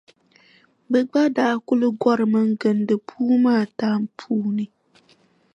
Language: Dagbani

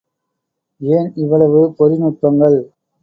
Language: Tamil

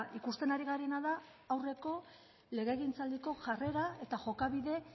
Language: Basque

